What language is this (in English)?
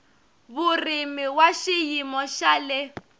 Tsonga